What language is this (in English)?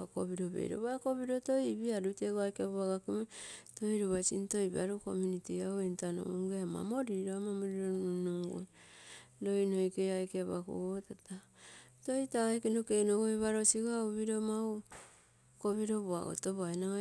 Terei